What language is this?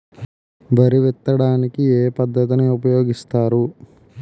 Telugu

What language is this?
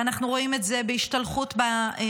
Hebrew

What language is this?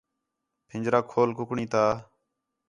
Khetrani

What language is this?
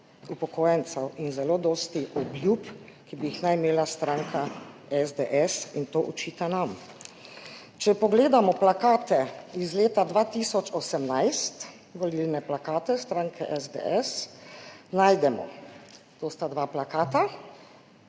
Slovenian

